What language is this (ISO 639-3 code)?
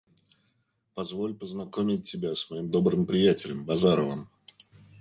rus